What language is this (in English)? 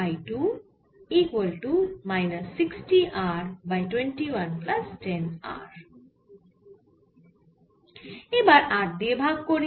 Bangla